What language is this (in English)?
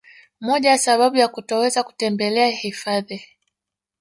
Swahili